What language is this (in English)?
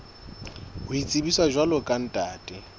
Southern Sotho